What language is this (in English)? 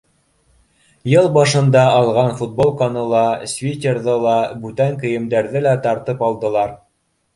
Bashkir